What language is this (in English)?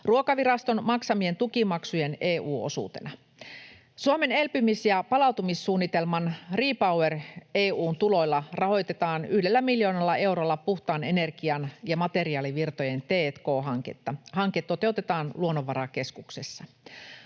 Finnish